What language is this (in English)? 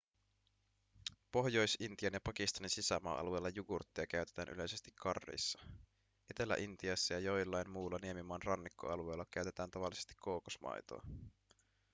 Finnish